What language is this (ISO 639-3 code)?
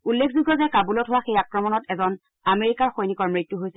asm